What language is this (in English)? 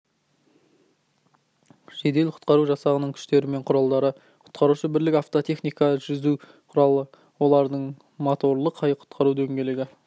Kazakh